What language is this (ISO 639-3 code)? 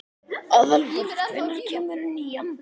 isl